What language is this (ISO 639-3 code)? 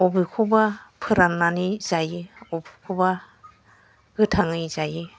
brx